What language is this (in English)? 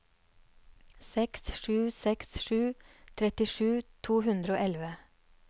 Norwegian